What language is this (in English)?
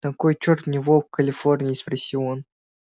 Russian